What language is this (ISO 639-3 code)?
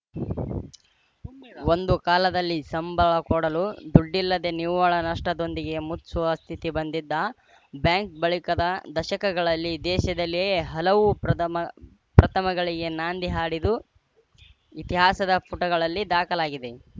kan